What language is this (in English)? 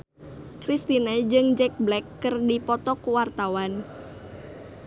Sundanese